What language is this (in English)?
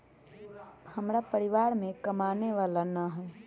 Magahi